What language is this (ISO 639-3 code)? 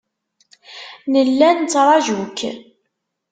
kab